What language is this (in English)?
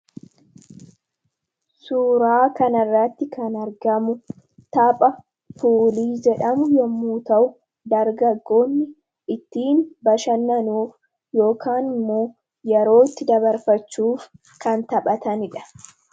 Oromo